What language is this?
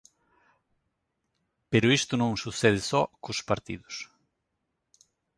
Galician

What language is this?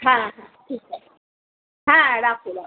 Bangla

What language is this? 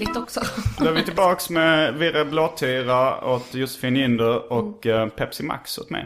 Swedish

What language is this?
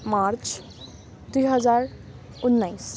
Nepali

